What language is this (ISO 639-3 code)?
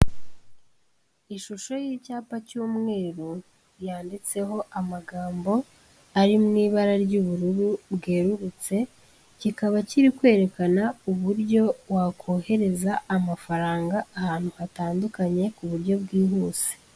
kin